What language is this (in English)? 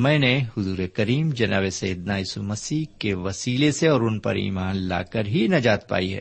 Urdu